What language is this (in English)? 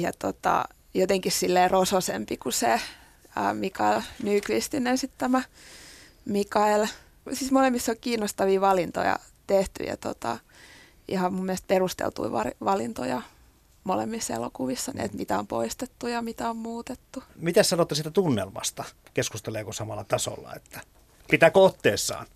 Finnish